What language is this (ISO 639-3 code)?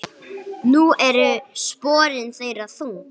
isl